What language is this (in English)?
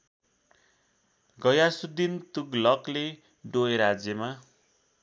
Nepali